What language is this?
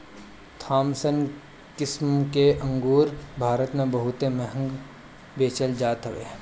Bhojpuri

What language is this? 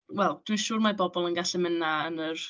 Welsh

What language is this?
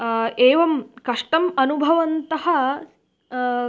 Sanskrit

